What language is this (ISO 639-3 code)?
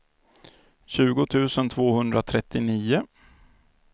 swe